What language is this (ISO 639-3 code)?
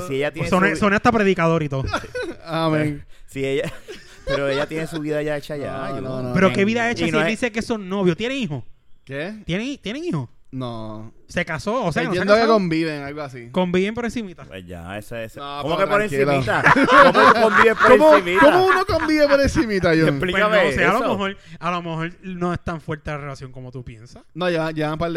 spa